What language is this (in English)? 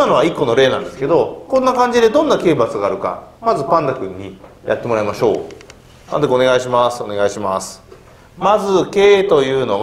Japanese